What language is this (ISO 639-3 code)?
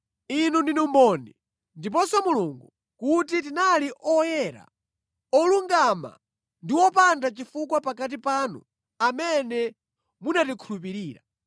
nya